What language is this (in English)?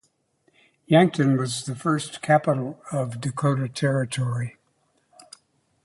English